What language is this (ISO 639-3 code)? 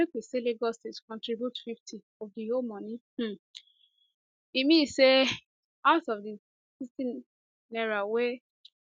pcm